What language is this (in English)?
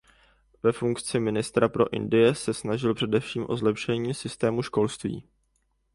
Czech